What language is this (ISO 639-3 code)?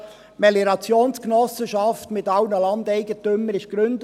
gsw